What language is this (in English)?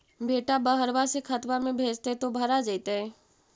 Magahi